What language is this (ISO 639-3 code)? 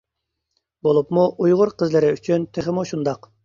uig